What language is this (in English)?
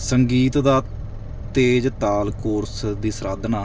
Punjabi